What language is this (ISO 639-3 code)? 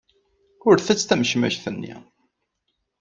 kab